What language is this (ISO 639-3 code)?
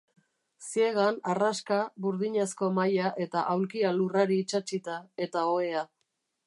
eus